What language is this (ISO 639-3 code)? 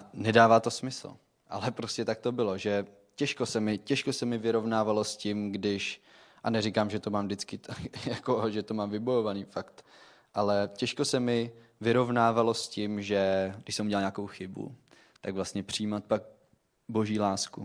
ces